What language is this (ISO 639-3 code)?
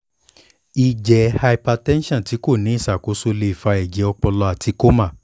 yor